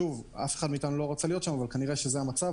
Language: Hebrew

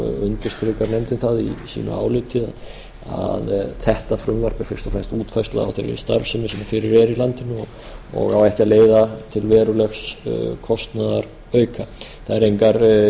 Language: Icelandic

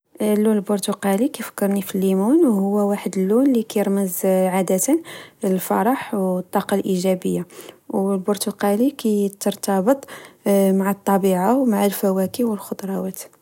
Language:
Moroccan Arabic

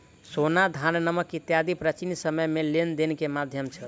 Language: Maithili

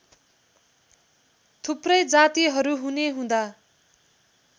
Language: Nepali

